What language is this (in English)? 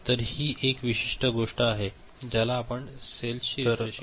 Marathi